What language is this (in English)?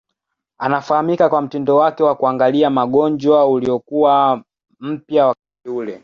Swahili